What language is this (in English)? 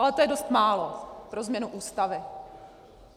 Czech